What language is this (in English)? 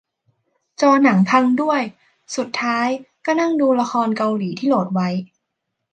Thai